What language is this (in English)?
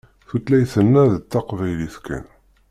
Kabyle